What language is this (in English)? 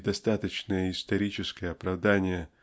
Russian